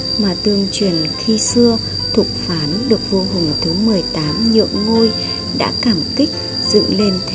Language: Vietnamese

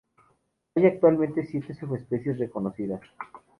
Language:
Spanish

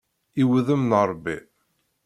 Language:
Kabyle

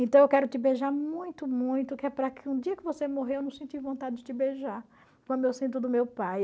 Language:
Portuguese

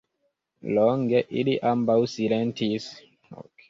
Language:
Esperanto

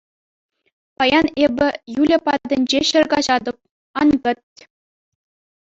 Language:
Chuvash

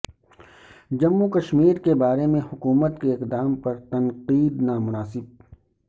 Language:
Urdu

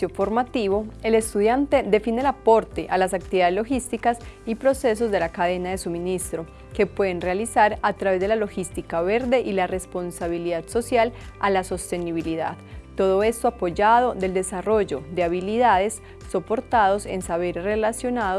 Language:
Spanish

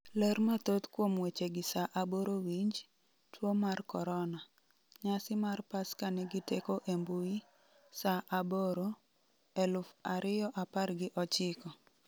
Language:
Luo (Kenya and Tanzania)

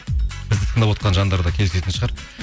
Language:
Kazakh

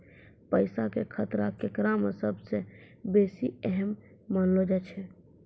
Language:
Maithili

